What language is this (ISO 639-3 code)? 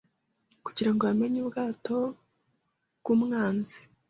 kin